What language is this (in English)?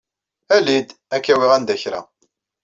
Kabyle